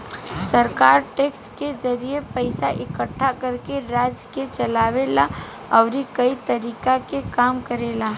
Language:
Bhojpuri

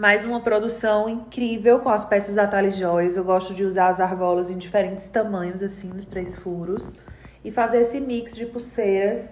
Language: Portuguese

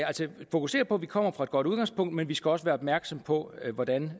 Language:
Danish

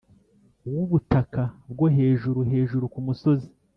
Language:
Kinyarwanda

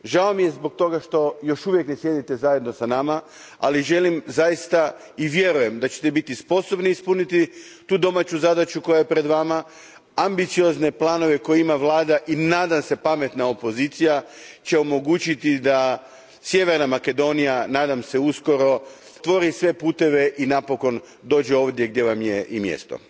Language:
Croatian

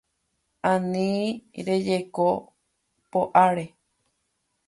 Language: Guarani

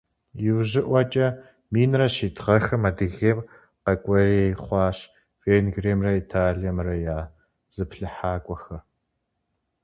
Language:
Kabardian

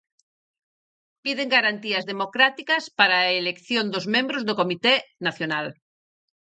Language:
Galician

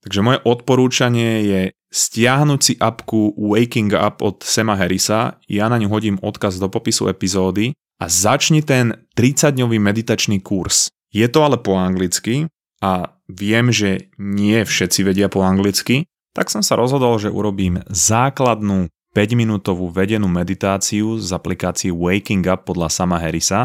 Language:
Slovak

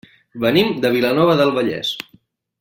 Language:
Catalan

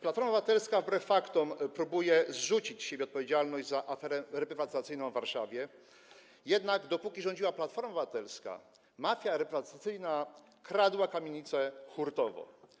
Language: Polish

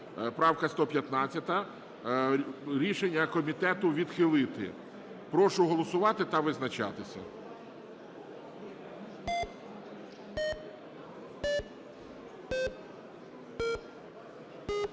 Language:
Ukrainian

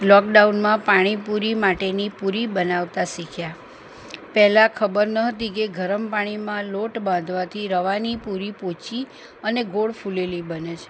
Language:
Gujarati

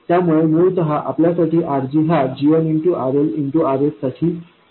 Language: Marathi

